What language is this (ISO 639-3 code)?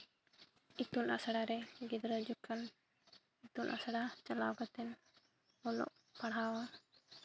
sat